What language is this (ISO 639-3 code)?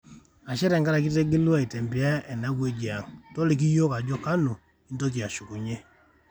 mas